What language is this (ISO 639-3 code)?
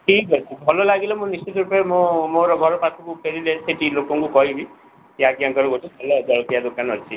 ori